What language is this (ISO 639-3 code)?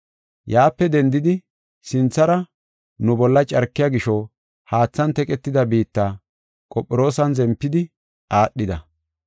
gof